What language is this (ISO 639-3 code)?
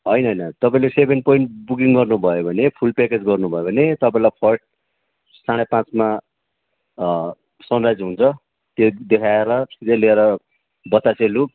nep